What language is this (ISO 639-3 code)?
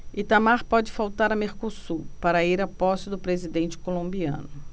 por